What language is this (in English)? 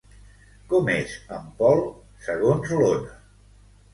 Catalan